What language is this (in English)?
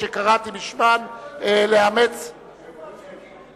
Hebrew